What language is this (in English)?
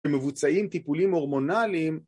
Hebrew